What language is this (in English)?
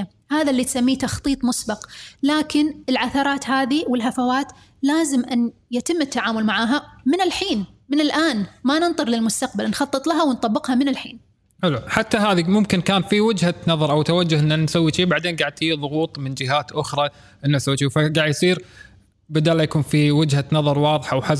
Arabic